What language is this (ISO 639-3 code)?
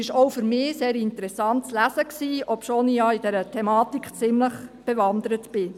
gsw